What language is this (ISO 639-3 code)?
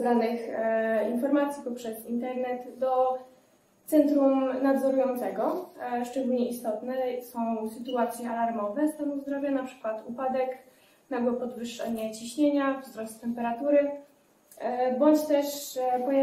pol